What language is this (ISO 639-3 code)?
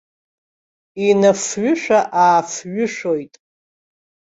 abk